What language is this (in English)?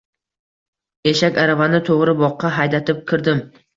Uzbek